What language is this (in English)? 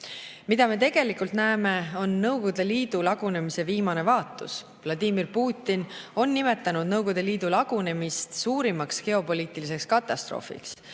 Estonian